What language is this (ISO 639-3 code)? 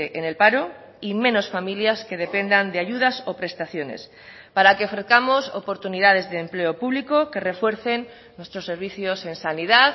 spa